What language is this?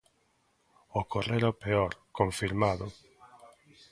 Galician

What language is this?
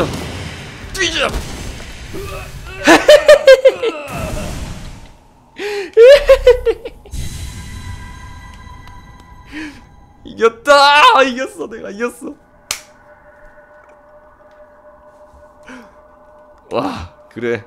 Korean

